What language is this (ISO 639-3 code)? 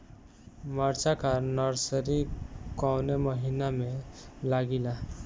bho